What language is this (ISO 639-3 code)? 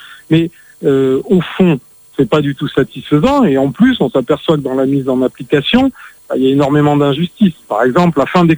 fra